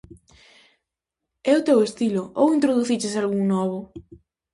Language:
Galician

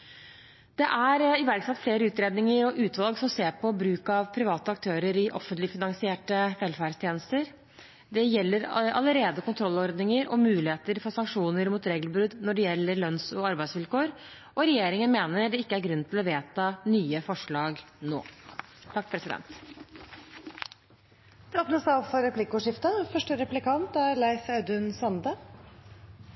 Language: Norwegian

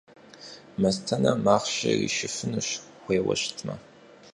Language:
Kabardian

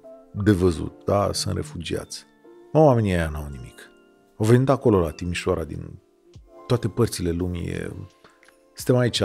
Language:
Romanian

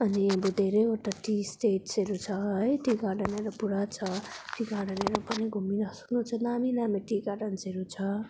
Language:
Nepali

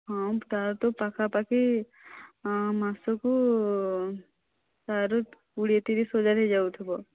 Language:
Odia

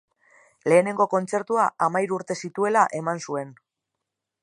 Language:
Basque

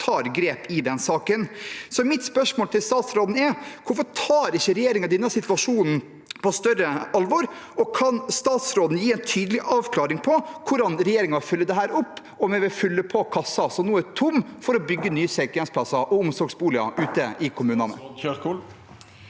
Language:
Norwegian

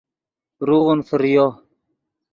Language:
Yidgha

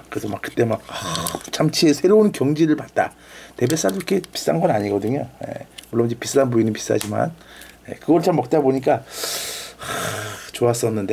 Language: Korean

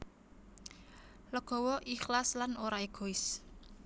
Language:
Javanese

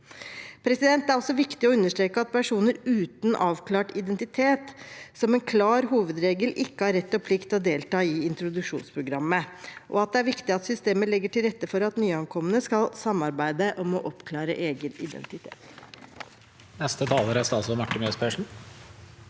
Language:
Norwegian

